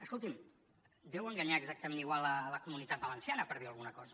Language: Catalan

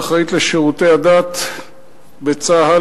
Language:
Hebrew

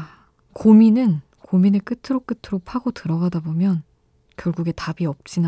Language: Korean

